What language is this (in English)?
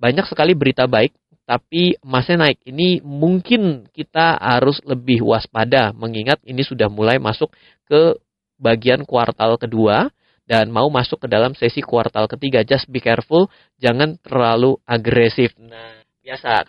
Indonesian